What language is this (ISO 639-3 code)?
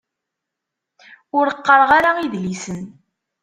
kab